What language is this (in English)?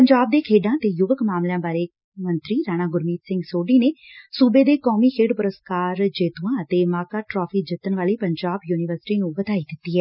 Punjabi